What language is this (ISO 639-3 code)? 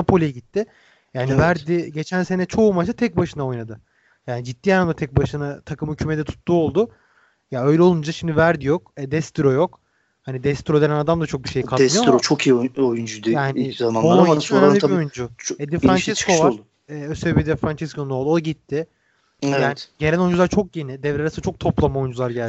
tur